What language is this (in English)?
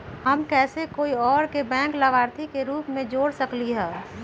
Magahi